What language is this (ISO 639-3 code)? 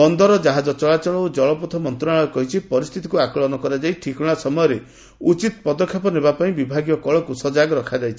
ori